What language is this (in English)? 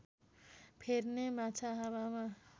Nepali